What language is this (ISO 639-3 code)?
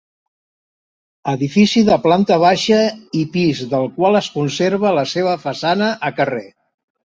cat